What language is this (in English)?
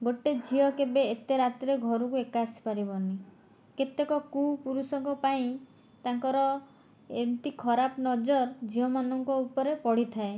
Odia